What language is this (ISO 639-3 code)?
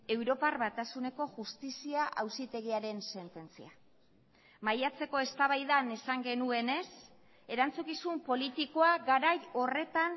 eus